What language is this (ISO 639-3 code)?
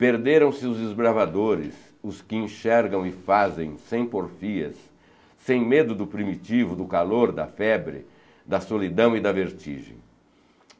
por